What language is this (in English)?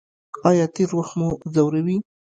Pashto